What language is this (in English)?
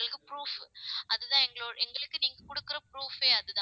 Tamil